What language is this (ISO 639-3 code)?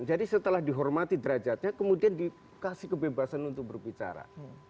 ind